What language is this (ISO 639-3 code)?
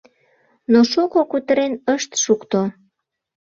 chm